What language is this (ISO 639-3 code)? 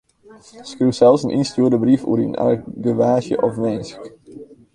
fry